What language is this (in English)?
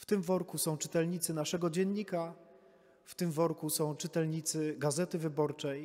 Polish